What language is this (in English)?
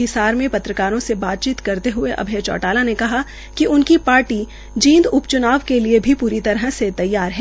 Hindi